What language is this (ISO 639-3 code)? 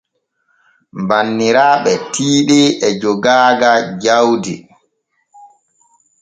fue